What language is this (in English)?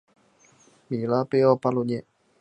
Chinese